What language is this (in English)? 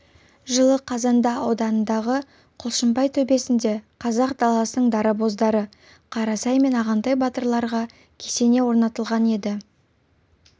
Kazakh